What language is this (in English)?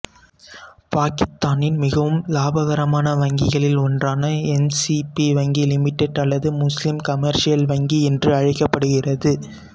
Tamil